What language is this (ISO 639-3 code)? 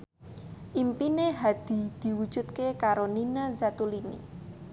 jav